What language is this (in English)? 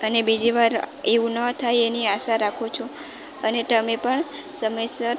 Gujarati